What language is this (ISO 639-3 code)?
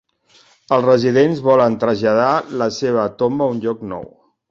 cat